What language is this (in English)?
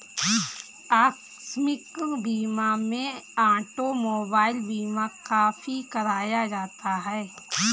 Hindi